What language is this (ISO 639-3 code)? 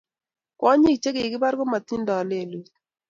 kln